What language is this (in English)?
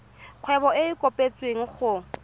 Tswana